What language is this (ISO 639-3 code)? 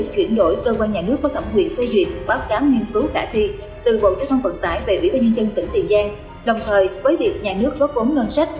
vie